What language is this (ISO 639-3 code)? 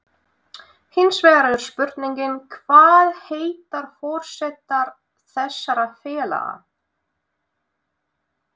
isl